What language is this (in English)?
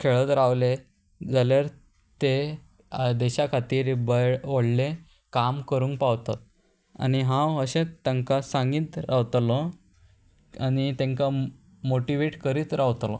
Konkani